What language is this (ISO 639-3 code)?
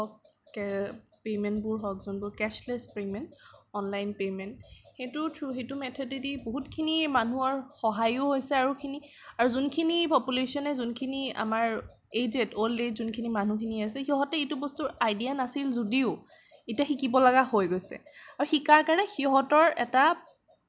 asm